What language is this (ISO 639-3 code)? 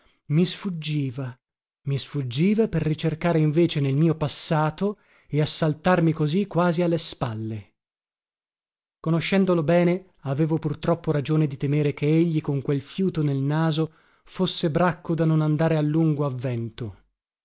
ita